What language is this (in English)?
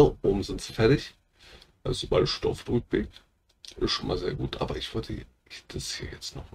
German